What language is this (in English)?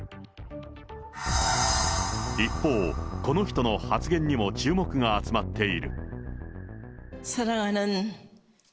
Japanese